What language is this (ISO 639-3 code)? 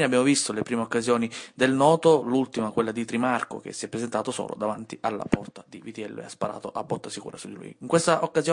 ita